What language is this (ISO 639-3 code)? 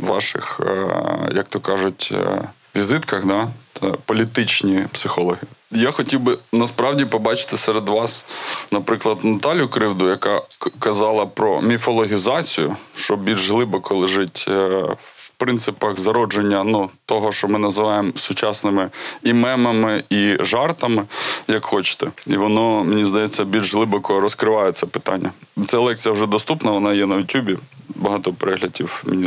ukr